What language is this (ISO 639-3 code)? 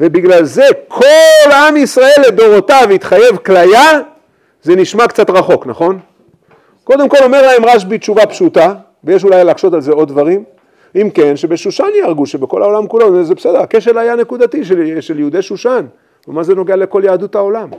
heb